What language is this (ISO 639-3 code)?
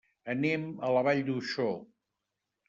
cat